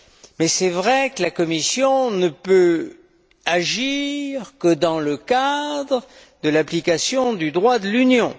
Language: French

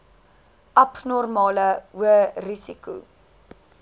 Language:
Afrikaans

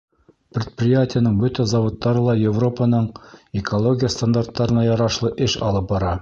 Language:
Bashkir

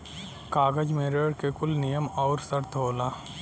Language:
Bhojpuri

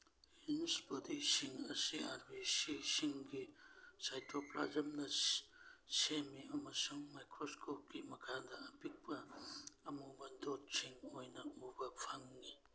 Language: Manipuri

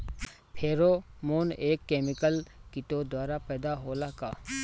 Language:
Bhojpuri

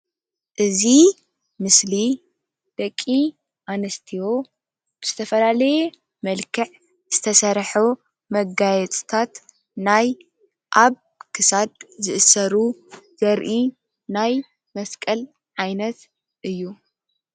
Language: Tigrinya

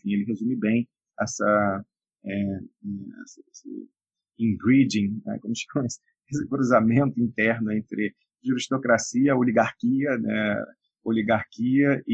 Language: Portuguese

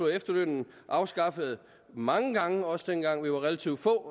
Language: Danish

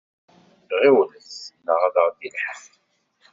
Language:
Kabyle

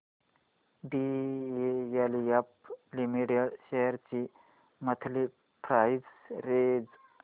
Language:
Marathi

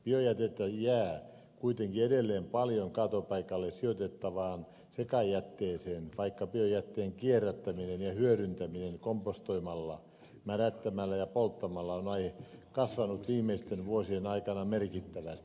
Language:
Finnish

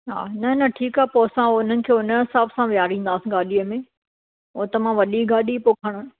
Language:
Sindhi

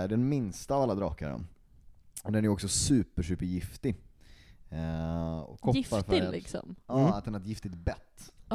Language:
Swedish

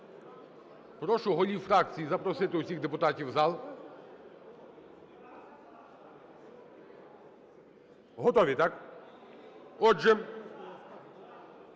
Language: Ukrainian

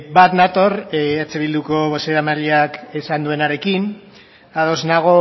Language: Basque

